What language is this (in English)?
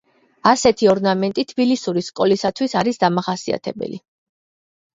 Georgian